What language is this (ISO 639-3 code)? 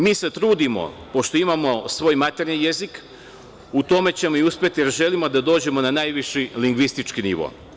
srp